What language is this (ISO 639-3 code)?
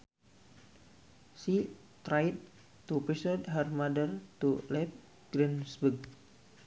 sun